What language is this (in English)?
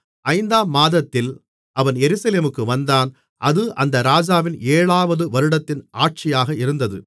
Tamil